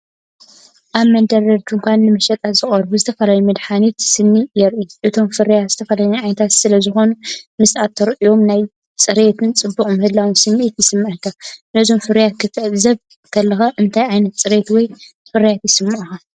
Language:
Tigrinya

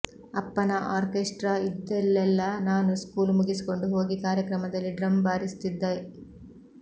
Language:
Kannada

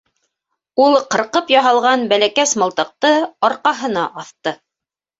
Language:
Bashkir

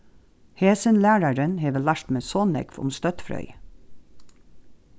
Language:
Faroese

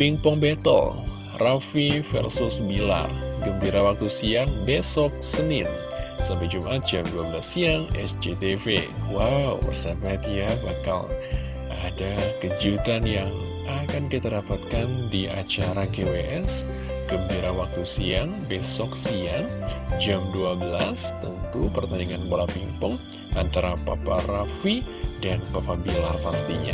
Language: Indonesian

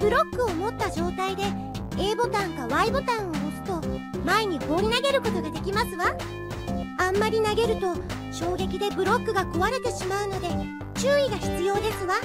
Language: Japanese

